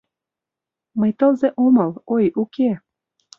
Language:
Mari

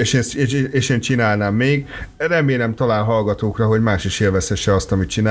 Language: Hungarian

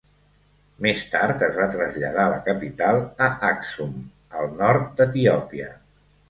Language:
Catalan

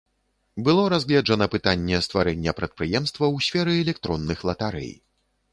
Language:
Belarusian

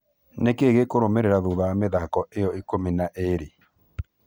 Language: Kikuyu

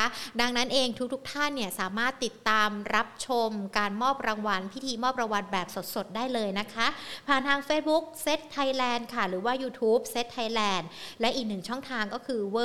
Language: Thai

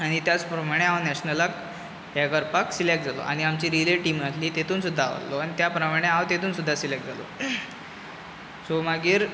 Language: Konkani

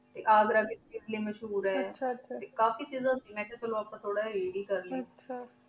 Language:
Punjabi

